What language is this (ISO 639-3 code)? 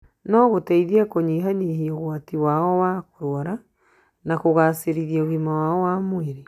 kik